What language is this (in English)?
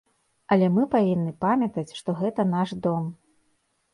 Belarusian